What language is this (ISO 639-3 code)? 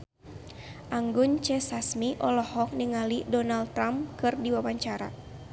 sun